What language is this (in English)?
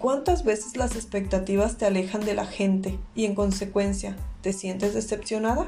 Spanish